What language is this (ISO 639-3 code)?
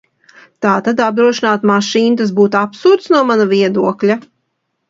lav